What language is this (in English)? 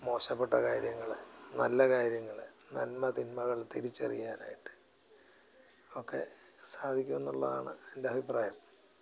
Malayalam